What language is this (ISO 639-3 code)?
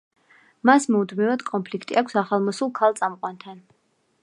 kat